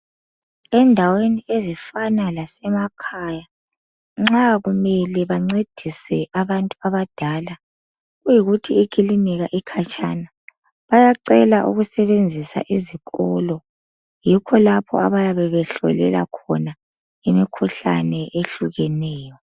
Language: North Ndebele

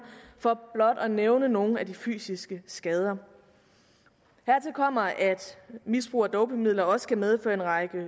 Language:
Danish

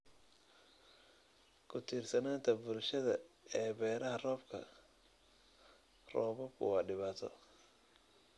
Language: Somali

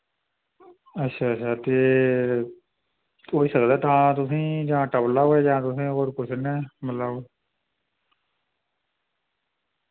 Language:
Dogri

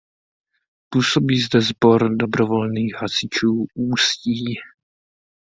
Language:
Czech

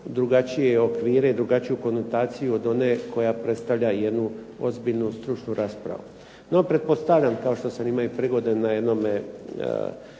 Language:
Croatian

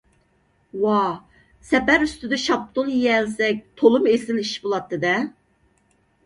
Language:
Uyghur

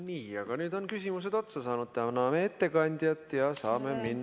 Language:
Estonian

